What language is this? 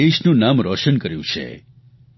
Gujarati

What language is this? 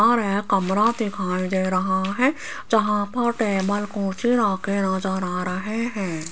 Hindi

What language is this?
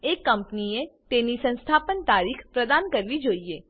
Gujarati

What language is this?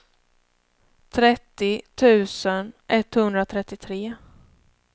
Swedish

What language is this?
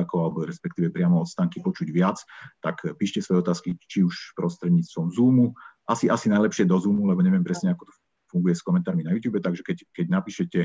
Slovak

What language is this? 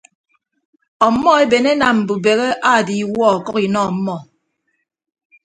Ibibio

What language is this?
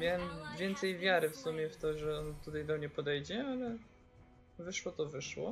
Polish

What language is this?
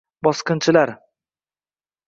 Uzbek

